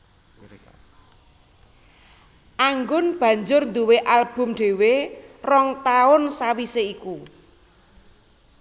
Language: Javanese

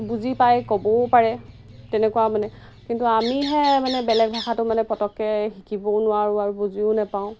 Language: Assamese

